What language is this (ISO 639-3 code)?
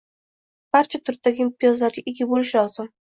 uzb